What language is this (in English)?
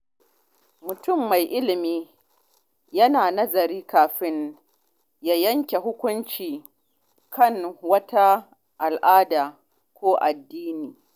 Hausa